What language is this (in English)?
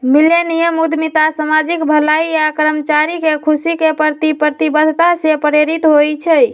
Magahi